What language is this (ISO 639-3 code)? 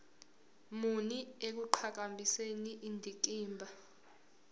zul